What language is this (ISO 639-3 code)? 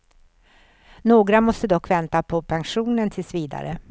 swe